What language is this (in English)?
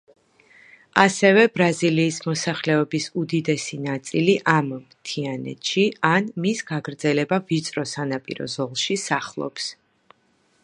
Georgian